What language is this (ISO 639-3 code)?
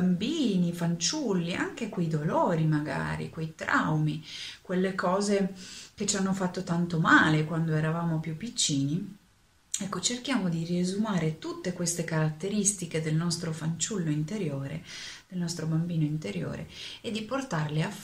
ita